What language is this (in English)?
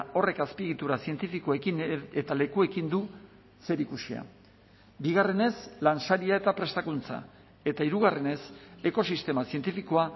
Basque